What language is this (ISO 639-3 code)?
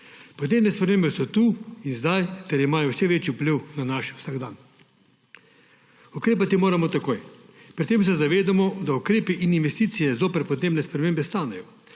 slv